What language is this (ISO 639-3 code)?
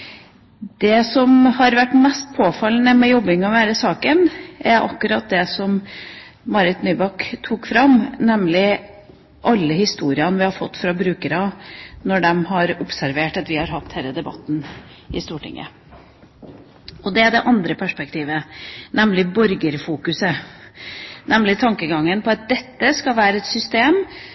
nob